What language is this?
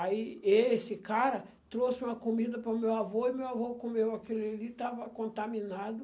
Portuguese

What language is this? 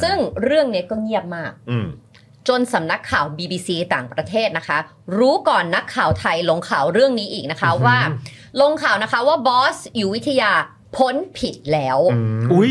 Thai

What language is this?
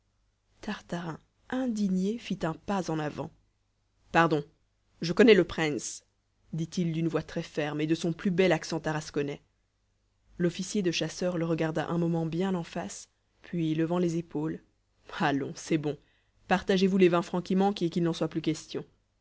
French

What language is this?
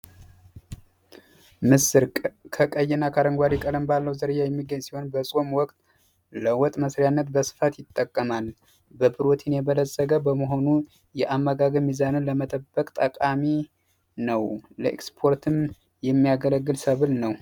Amharic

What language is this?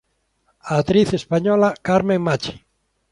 Galician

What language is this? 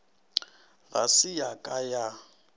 Northern Sotho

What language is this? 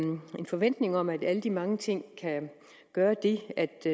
Danish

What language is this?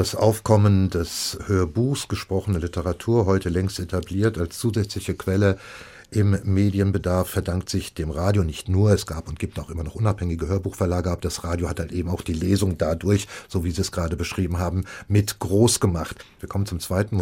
German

